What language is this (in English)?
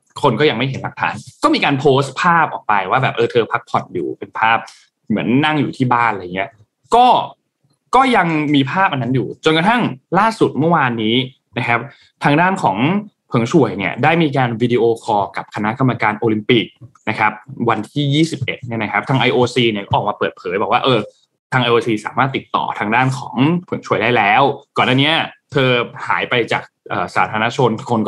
Thai